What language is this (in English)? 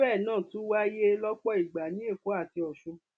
Yoruba